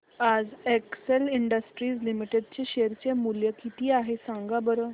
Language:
Marathi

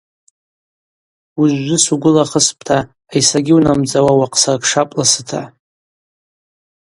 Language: Abaza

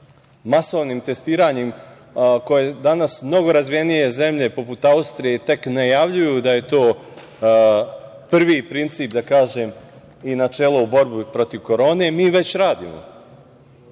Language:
Serbian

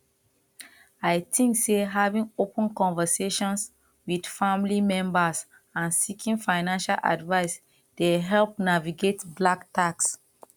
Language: Nigerian Pidgin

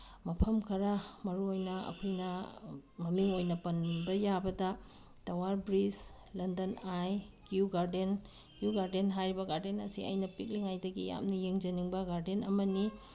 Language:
Manipuri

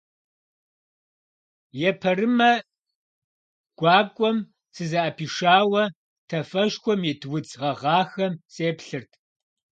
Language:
Kabardian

